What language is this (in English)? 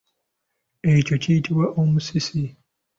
Ganda